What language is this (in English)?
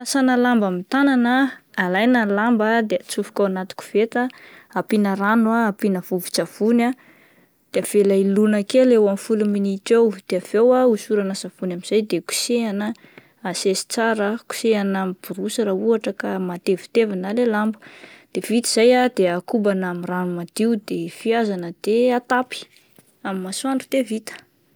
Malagasy